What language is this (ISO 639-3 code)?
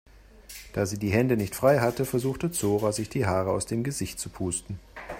deu